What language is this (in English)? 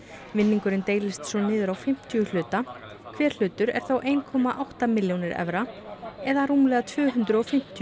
Icelandic